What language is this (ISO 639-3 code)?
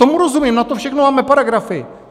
ces